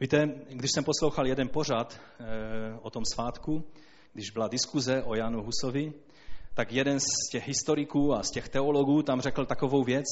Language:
Czech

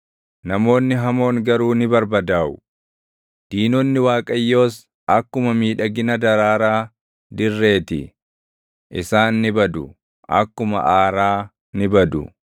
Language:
Oromo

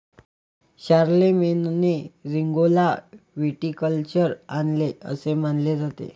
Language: Marathi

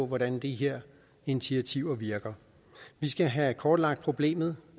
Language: Danish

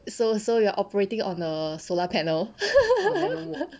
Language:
English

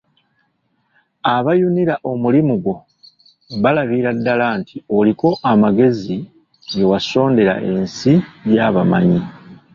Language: Ganda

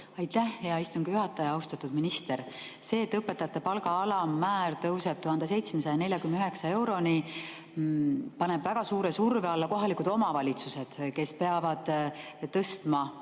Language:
Estonian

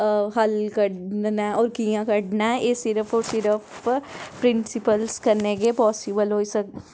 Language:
Dogri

